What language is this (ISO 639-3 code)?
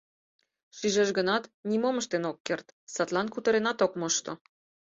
chm